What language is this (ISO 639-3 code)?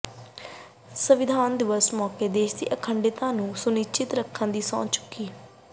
pan